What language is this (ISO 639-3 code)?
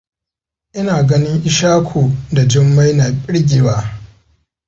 hau